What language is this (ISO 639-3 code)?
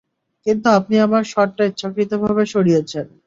ben